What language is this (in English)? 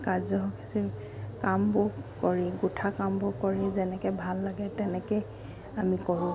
Assamese